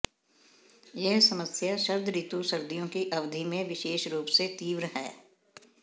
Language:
Hindi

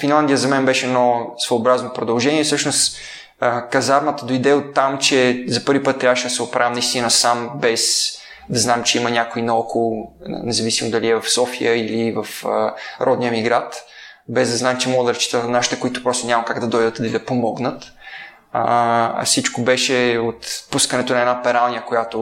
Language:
Bulgarian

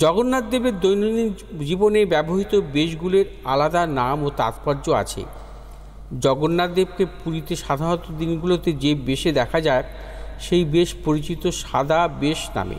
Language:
Bangla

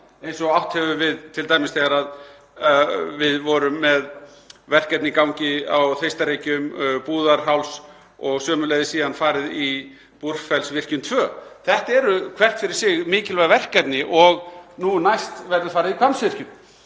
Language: Icelandic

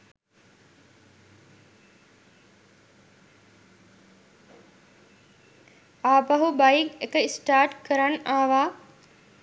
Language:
Sinhala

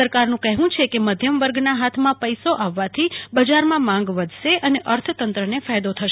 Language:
Gujarati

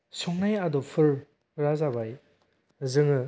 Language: Bodo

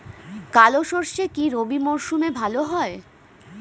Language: Bangla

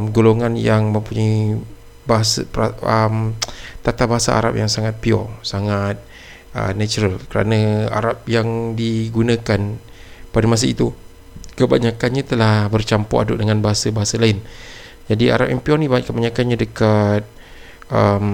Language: Malay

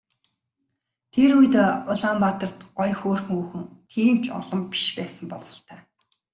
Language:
Mongolian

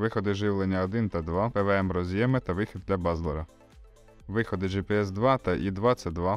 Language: Ukrainian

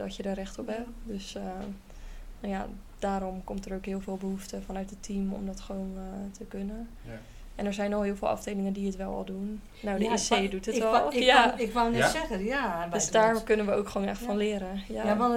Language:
Dutch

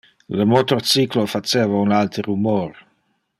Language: Interlingua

